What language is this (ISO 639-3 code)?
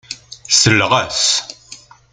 kab